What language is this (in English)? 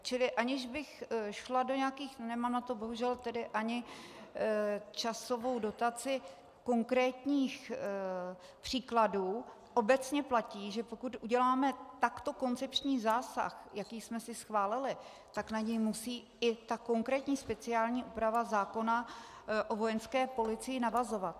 Czech